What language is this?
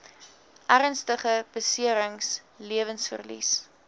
Afrikaans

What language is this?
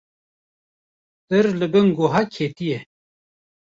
Kurdish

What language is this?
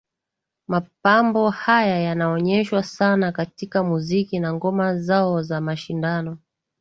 Swahili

